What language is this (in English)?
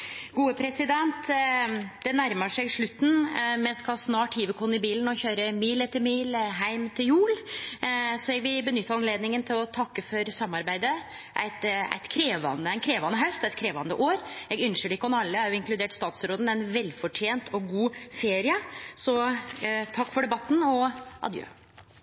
Norwegian Nynorsk